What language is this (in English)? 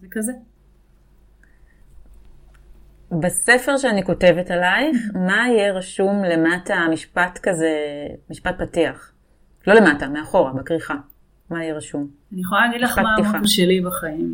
Hebrew